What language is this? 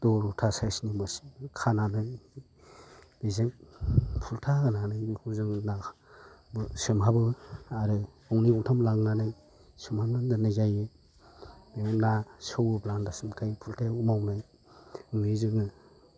Bodo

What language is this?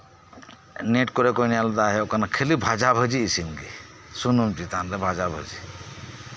Santali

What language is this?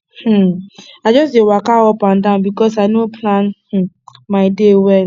Nigerian Pidgin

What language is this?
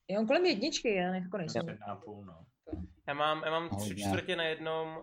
Czech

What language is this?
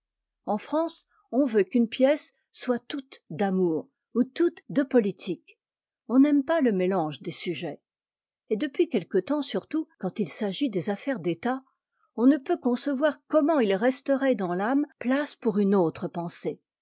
French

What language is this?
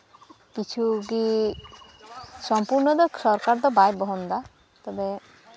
Santali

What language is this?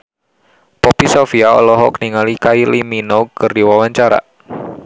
Sundanese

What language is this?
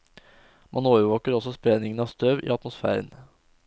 Norwegian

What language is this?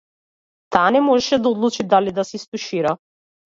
Macedonian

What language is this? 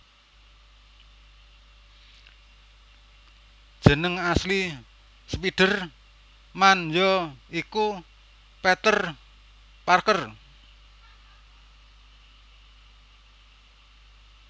Javanese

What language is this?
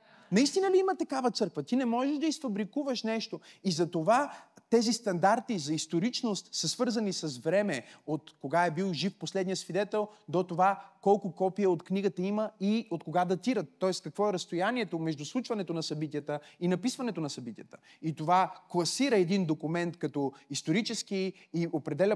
Bulgarian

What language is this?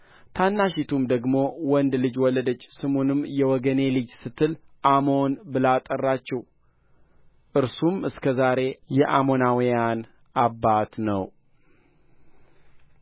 Amharic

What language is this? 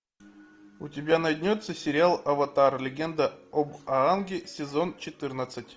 Russian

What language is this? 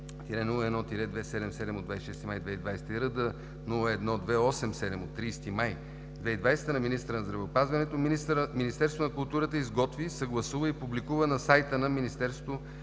Bulgarian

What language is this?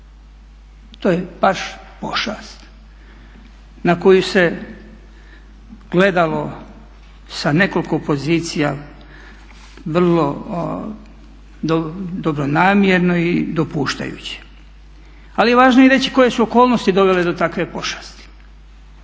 Croatian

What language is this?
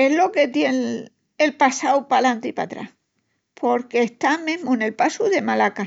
Extremaduran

